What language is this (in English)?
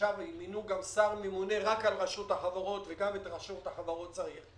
Hebrew